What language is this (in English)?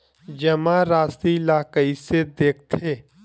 Chhattisgarhi